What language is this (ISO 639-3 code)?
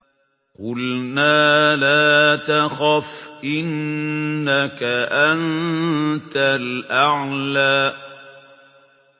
ara